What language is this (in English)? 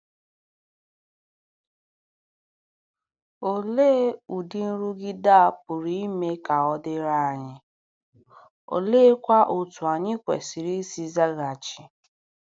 Igbo